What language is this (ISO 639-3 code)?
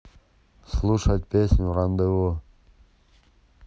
rus